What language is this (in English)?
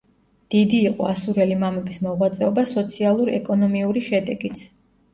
Georgian